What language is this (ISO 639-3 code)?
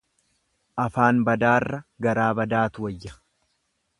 orm